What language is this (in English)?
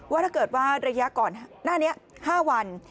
Thai